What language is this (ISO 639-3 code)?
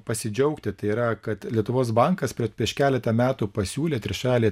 lit